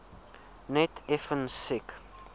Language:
Afrikaans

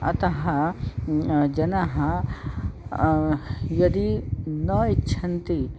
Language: Sanskrit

